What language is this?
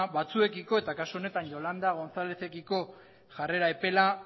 Basque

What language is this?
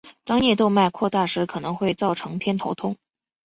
Chinese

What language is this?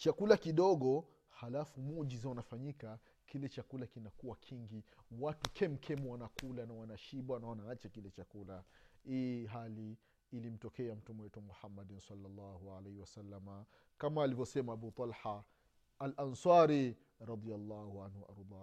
Swahili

